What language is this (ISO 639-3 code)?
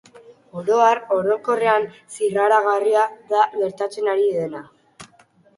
eus